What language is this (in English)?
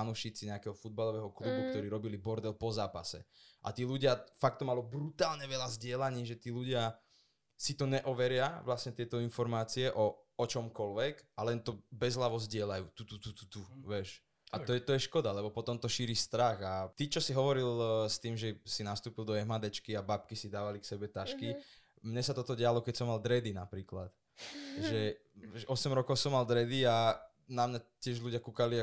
Slovak